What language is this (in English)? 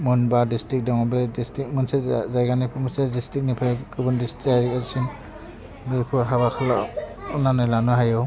Bodo